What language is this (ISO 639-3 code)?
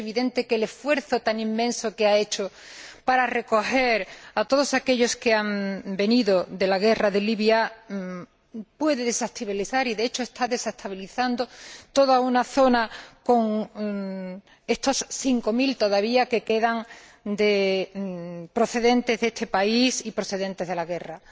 spa